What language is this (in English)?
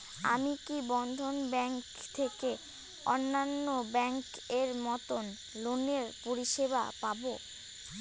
Bangla